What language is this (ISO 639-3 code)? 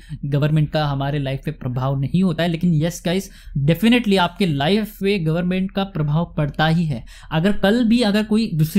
hin